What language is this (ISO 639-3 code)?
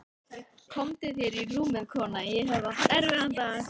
isl